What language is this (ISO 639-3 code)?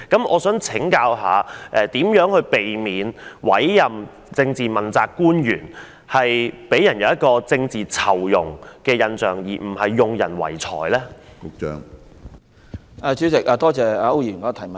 yue